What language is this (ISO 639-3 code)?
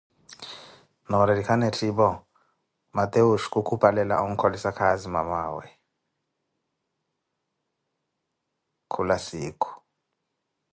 eko